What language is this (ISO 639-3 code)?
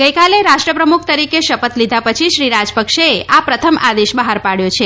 guj